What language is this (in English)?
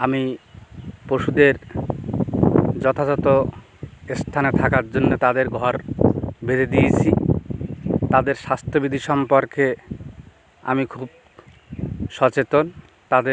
Bangla